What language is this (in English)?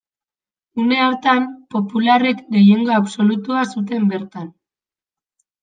Basque